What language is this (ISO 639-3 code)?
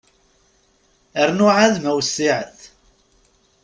kab